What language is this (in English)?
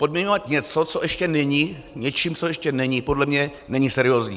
Czech